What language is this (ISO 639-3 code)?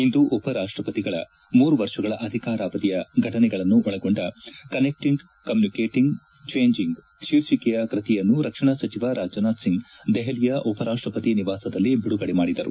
kan